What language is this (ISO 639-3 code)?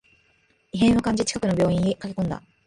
jpn